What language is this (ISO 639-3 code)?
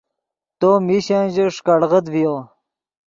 ydg